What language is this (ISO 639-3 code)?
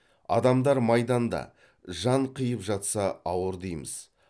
kaz